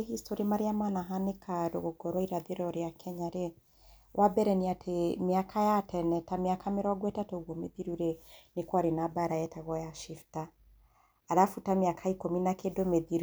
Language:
Kikuyu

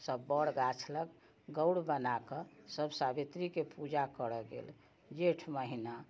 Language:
Maithili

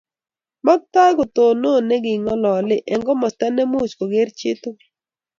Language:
Kalenjin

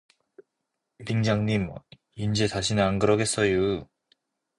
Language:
Korean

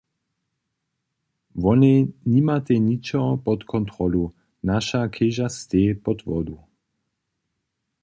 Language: Upper Sorbian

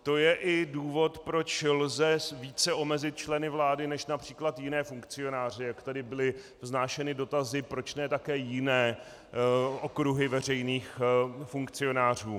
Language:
Czech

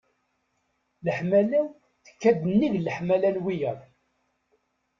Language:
Kabyle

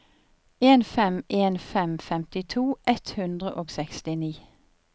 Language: Norwegian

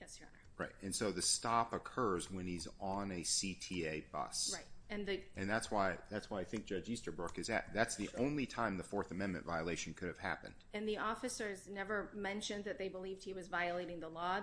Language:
English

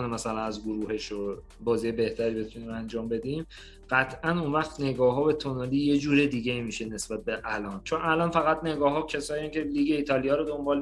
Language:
Persian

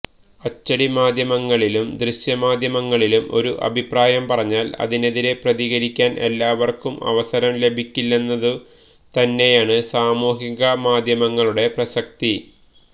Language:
Malayalam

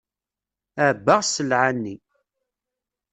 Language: Kabyle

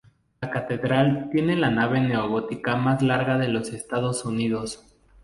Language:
Spanish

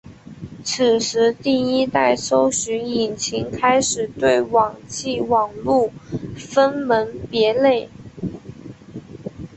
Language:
Chinese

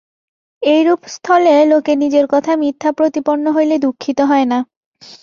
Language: Bangla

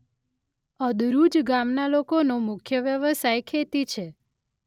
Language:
Gujarati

